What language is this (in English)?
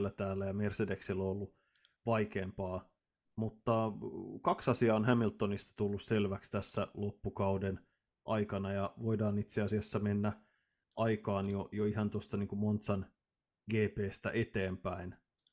Finnish